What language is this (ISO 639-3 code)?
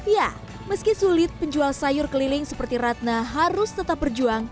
ind